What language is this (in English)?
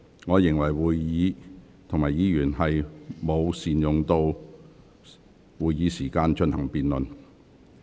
Cantonese